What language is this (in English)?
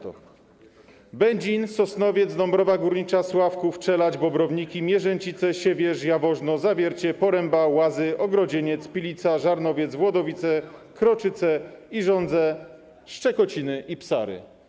Polish